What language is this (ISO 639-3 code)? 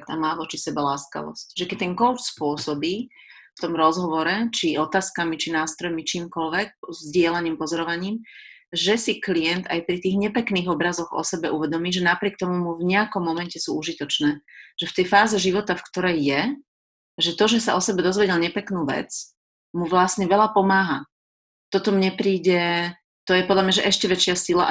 slk